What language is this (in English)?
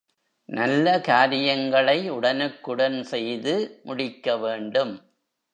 Tamil